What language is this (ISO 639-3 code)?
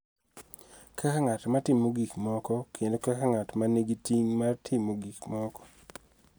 luo